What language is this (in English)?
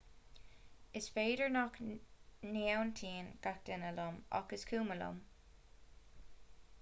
Irish